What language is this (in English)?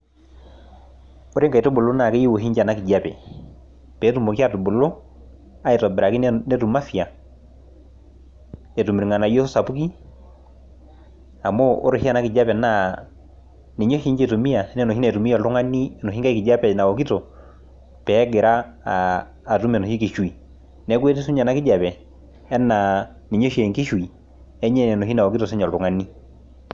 Masai